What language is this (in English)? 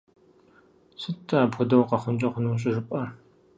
Kabardian